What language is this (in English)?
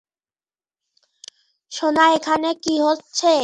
Bangla